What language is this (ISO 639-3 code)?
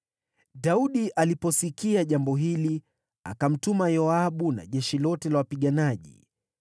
swa